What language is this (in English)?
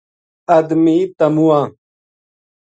Gujari